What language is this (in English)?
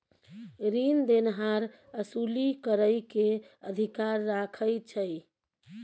Maithili